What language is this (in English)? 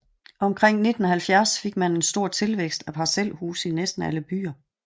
Danish